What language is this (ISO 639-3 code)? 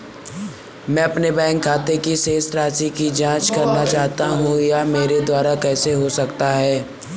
hin